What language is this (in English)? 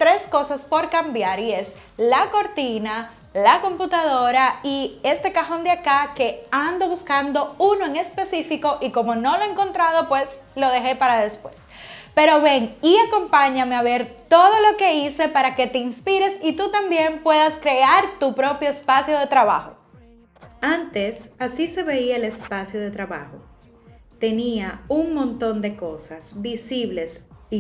Spanish